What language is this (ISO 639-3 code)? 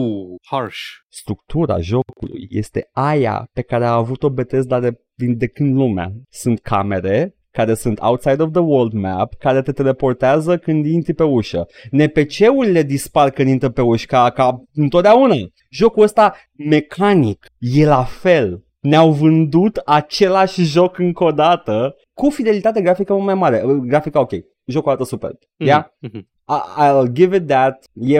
ron